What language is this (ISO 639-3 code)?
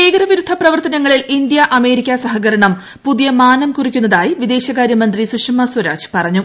mal